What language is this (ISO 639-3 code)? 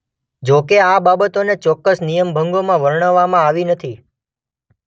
guj